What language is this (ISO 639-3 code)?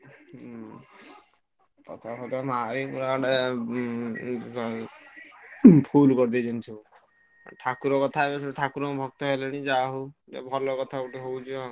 ori